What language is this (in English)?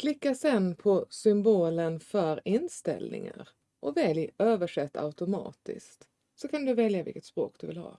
Swedish